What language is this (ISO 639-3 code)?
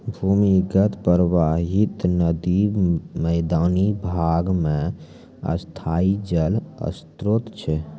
mai